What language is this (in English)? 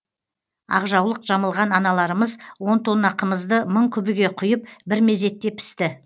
Kazakh